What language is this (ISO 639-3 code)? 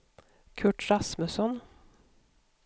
swe